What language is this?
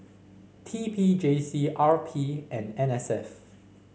English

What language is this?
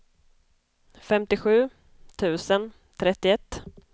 Swedish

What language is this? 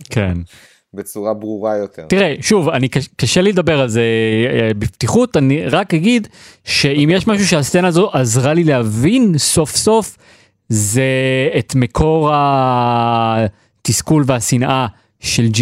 Hebrew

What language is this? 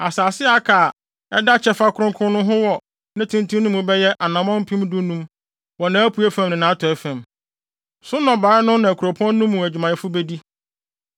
Akan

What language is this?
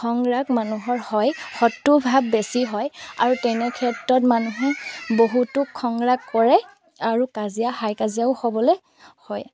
Assamese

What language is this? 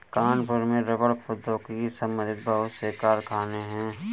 Hindi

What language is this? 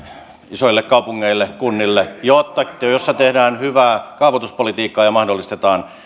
Finnish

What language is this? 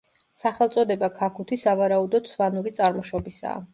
Georgian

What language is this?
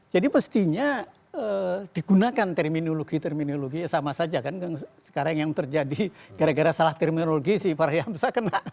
Indonesian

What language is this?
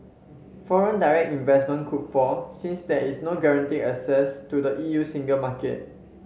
English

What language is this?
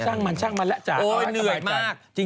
Thai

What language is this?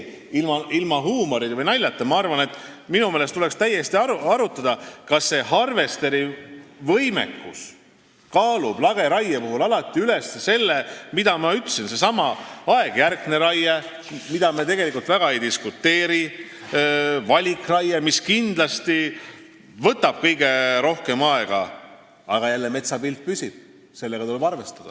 Estonian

